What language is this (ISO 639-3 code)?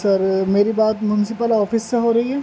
urd